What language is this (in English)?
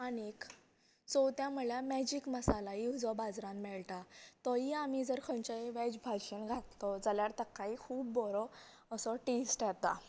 Konkani